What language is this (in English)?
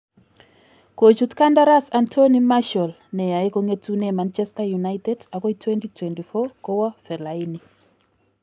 Kalenjin